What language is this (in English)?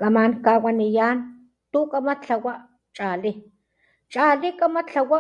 Papantla Totonac